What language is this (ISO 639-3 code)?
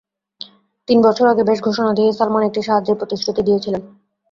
ben